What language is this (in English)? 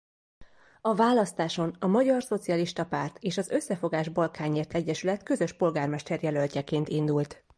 Hungarian